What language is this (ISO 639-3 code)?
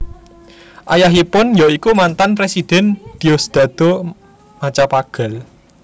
jav